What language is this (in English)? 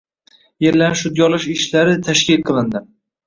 Uzbek